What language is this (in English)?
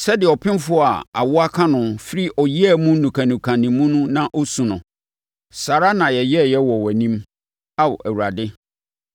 Akan